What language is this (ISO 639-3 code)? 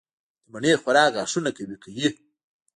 pus